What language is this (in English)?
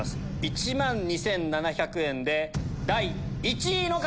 Japanese